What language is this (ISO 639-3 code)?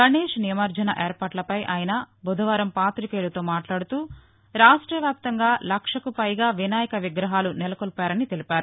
tel